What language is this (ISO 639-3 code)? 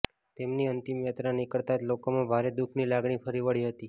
guj